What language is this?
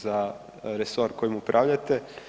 Croatian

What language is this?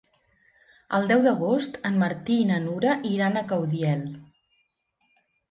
Catalan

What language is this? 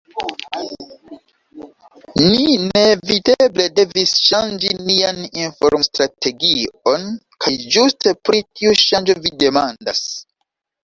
Esperanto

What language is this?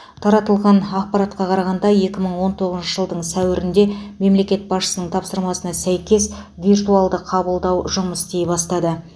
Kazakh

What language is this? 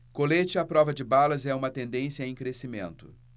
Portuguese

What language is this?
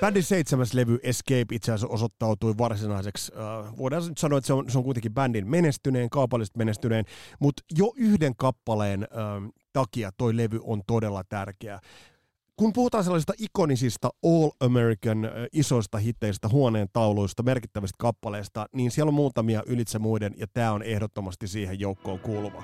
Finnish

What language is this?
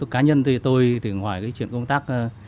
Vietnamese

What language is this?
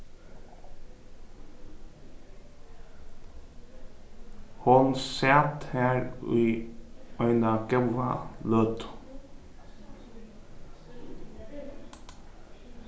Faroese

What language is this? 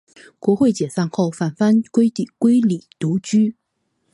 Chinese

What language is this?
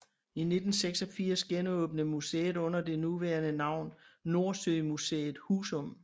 Danish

